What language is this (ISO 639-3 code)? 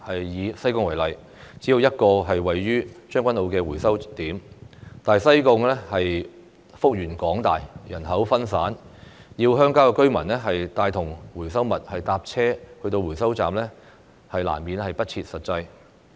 yue